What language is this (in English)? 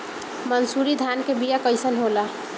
Bhojpuri